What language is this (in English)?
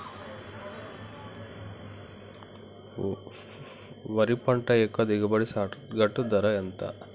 Telugu